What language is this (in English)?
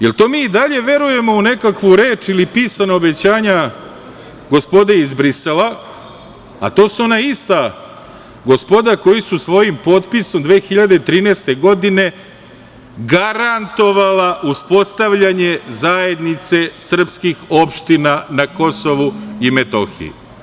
Serbian